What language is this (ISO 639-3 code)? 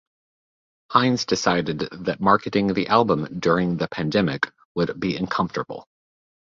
eng